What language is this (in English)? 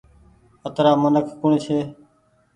Goaria